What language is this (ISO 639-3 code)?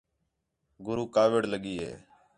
xhe